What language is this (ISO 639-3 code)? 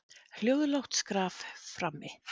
isl